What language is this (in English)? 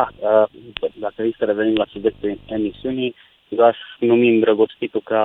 Romanian